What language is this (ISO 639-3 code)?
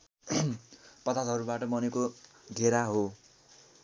nep